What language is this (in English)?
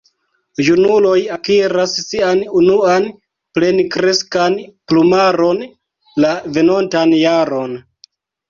Esperanto